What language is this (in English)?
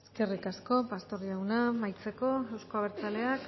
Basque